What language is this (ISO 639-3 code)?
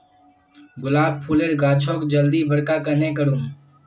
mag